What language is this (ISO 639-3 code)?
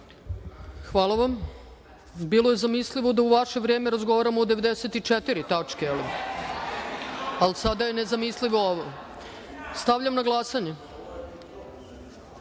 srp